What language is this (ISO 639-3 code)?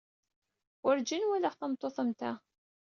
kab